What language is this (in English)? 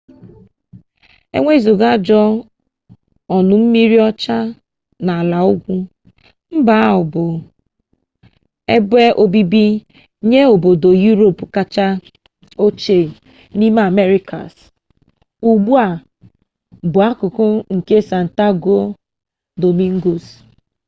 Igbo